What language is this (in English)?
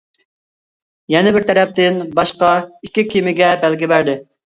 Uyghur